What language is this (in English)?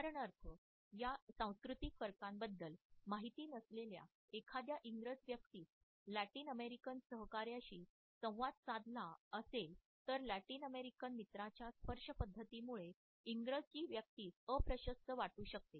Marathi